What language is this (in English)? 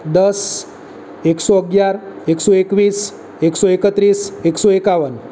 Gujarati